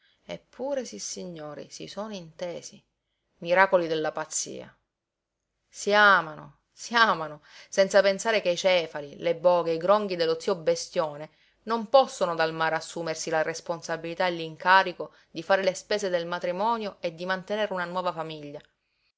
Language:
Italian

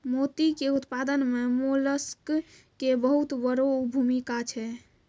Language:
Maithili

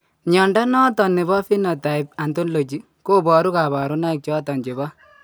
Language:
Kalenjin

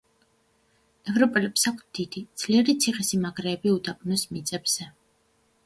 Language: Georgian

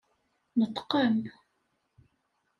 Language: Kabyle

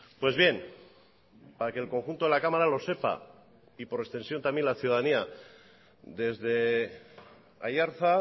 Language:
Spanish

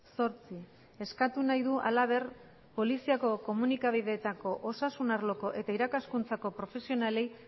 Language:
Basque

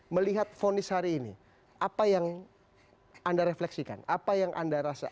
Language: Indonesian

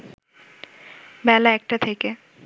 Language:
Bangla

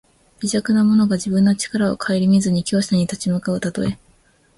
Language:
Japanese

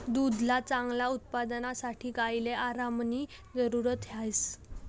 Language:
Marathi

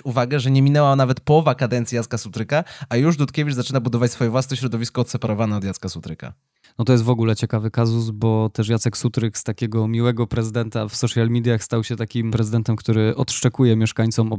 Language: Polish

